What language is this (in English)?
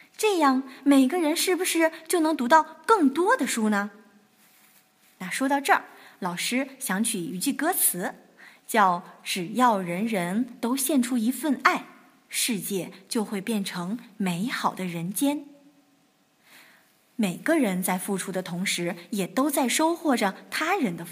Chinese